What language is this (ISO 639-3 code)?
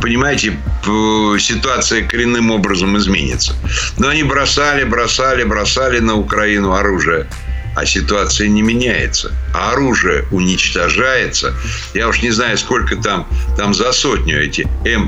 rus